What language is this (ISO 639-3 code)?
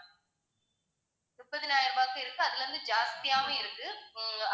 tam